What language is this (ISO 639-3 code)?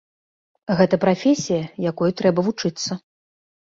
bel